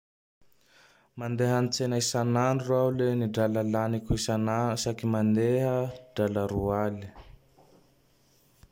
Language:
Tandroy-Mahafaly Malagasy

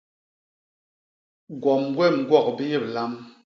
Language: Basaa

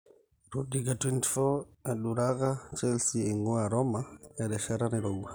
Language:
Masai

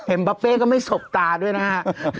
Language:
Thai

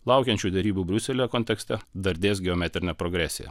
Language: Lithuanian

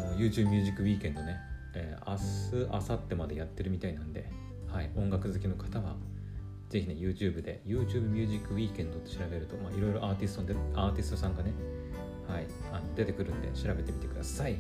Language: Japanese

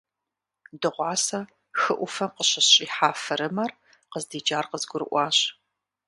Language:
Kabardian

